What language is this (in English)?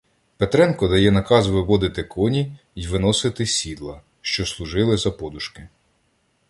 Ukrainian